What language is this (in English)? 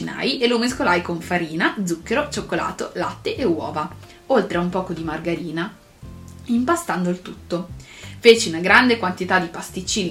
Italian